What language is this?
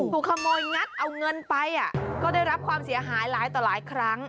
Thai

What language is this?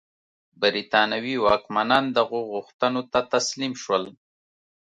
Pashto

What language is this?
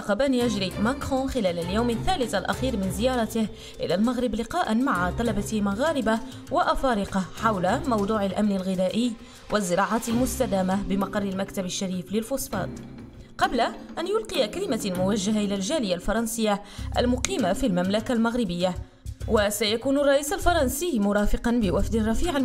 Arabic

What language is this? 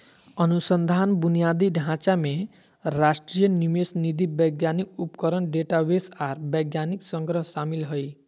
Magahi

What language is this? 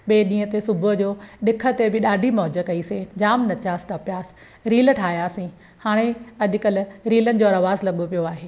Sindhi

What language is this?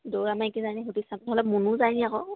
Assamese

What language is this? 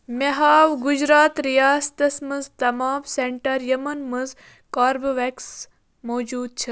Kashmiri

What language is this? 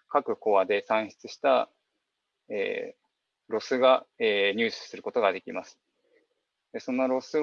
Japanese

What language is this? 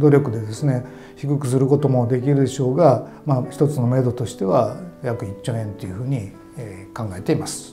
Japanese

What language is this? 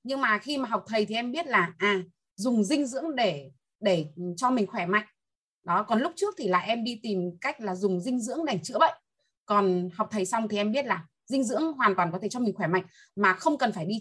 Vietnamese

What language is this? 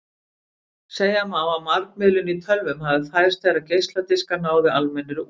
Icelandic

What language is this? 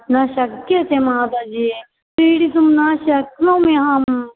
Sanskrit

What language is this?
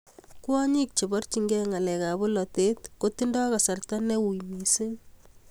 Kalenjin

